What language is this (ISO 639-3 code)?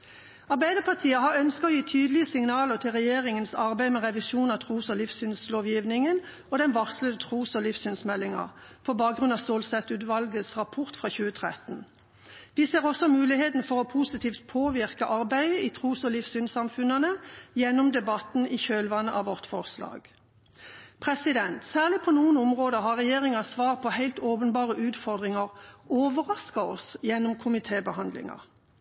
nob